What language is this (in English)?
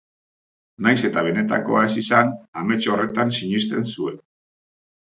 Basque